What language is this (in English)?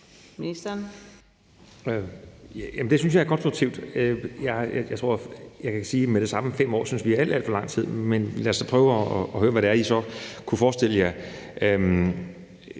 Danish